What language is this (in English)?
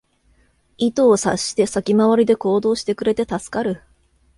Japanese